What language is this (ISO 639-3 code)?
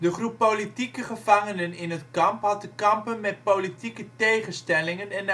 nld